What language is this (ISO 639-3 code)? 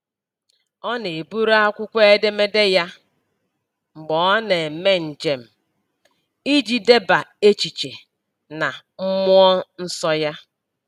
ibo